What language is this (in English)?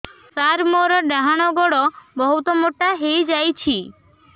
Odia